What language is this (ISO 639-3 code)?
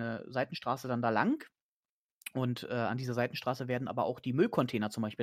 deu